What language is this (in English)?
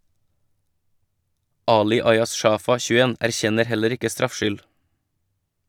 Norwegian